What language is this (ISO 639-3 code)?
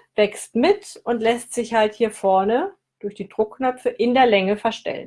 deu